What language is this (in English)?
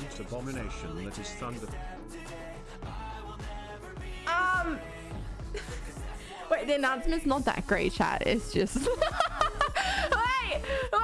English